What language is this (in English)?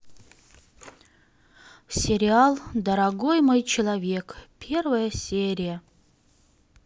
Russian